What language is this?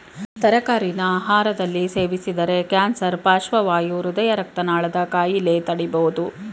Kannada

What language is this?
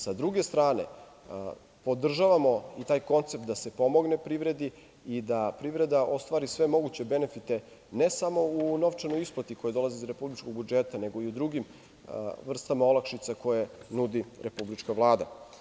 Serbian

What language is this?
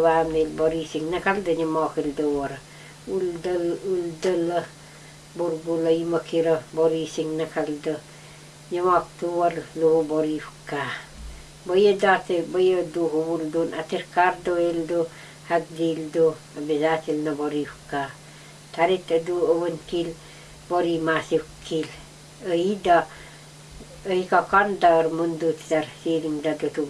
Russian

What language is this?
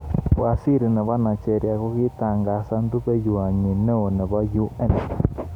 Kalenjin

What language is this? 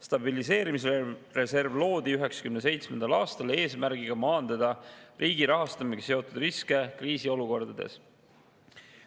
Estonian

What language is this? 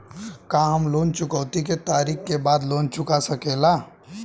Bhojpuri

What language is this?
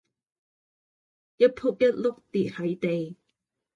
Cantonese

